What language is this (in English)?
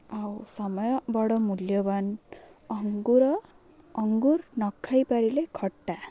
Odia